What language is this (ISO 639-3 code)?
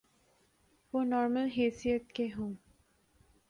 urd